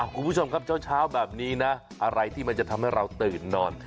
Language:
Thai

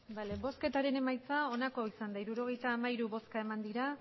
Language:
Basque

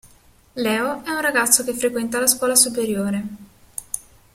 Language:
Italian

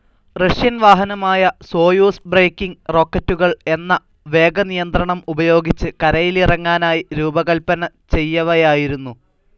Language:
Malayalam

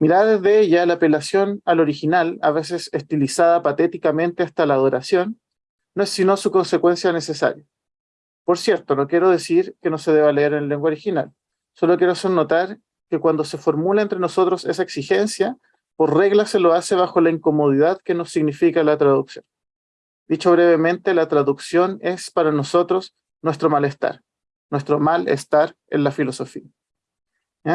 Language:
Spanish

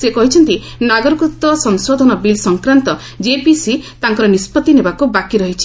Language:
Odia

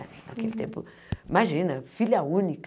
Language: Portuguese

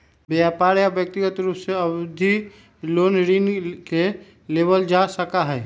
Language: Magahi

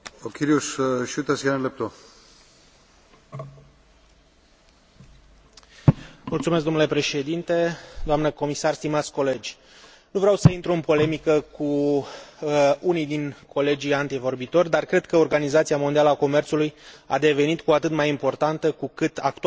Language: Romanian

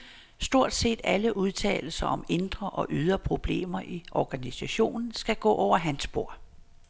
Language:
Danish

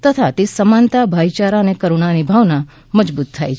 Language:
Gujarati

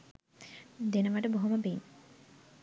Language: Sinhala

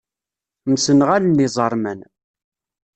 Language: Kabyle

